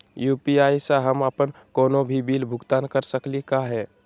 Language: Magahi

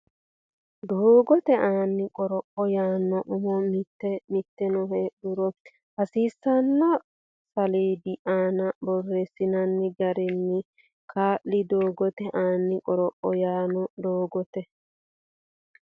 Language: Sidamo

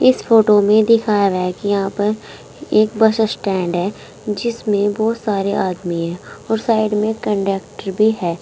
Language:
Hindi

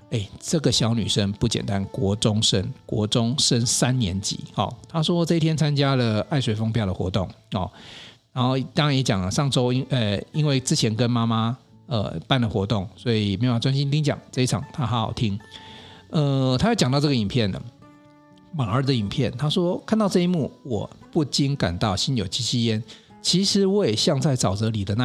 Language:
Chinese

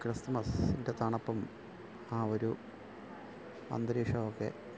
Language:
Malayalam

